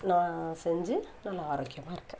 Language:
Tamil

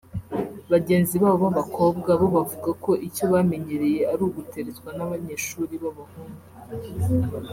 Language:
Kinyarwanda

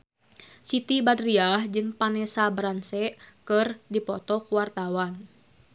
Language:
Sundanese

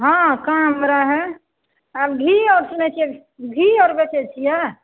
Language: Maithili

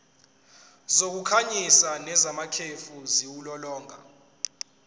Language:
Zulu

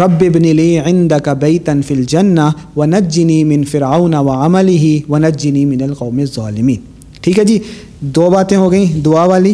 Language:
Urdu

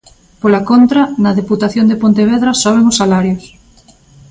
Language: Galician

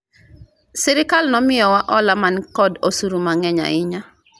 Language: Luo (Kenya and Tanzania)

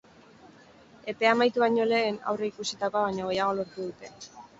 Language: Basque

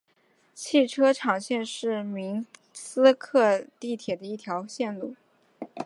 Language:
Chinese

